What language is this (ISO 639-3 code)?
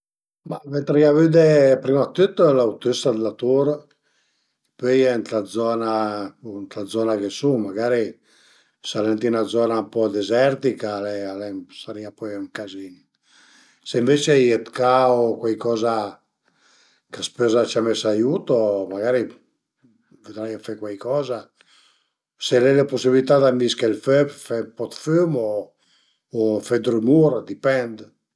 pms